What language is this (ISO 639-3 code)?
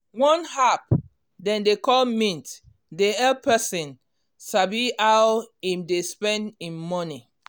pcm